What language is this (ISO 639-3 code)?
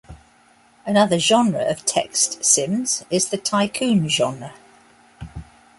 eng